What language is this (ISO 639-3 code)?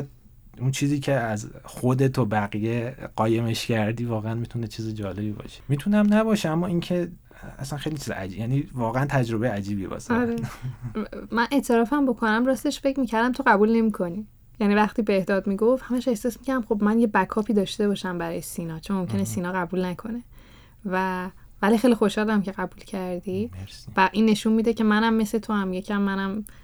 fas